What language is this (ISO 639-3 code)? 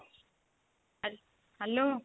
ori